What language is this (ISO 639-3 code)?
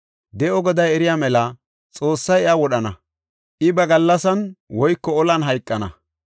gof